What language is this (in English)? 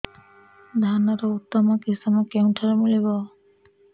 Odia